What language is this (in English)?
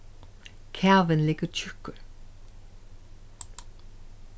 Faroese